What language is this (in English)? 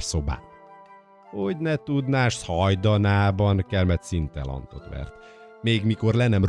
Hungarian